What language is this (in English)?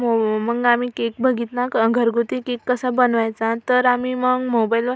Marathi